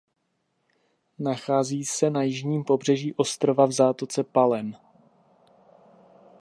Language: Czech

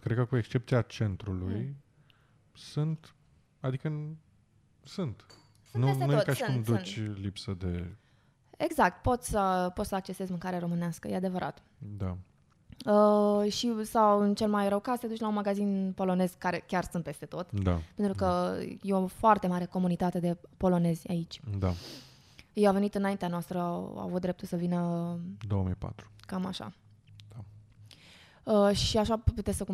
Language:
Romanian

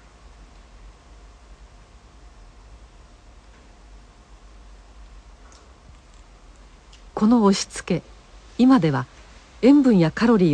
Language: Japanese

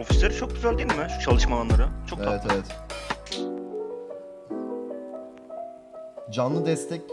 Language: Turkish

